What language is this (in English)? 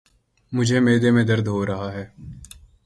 Urdu